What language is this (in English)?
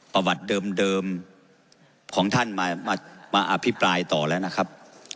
Thai